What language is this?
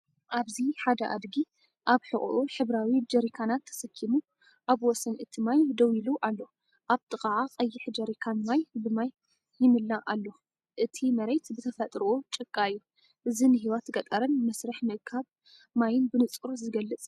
Tigrinya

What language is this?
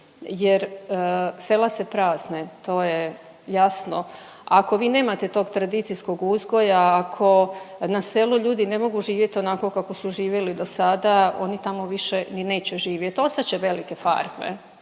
Croatian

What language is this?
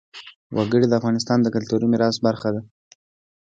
Pashto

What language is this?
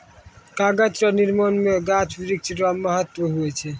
Maithili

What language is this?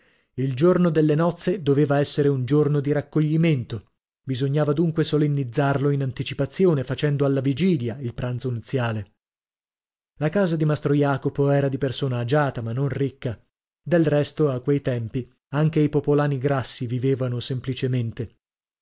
Italian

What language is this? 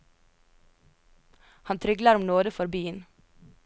Norwegian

